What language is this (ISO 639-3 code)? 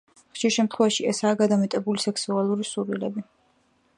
kat